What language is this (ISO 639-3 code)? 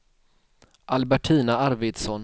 swe